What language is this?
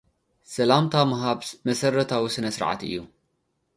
Tigrinya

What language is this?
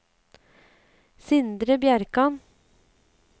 Norwegian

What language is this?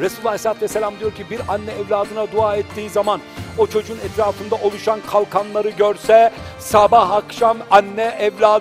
Turkish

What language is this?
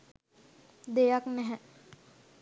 Sinhala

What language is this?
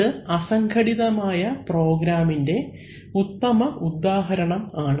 Malayalam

